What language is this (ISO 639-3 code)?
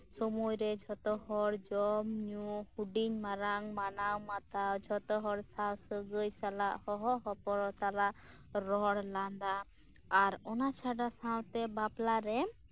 sat